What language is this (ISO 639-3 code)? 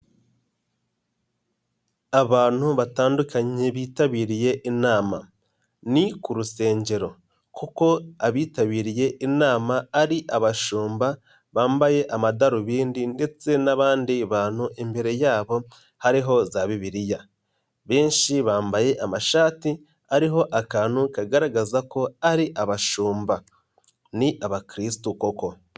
kin